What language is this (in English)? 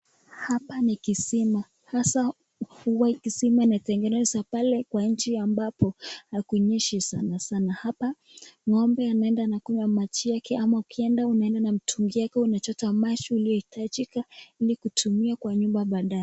Swahili